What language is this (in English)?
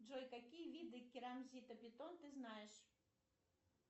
Russian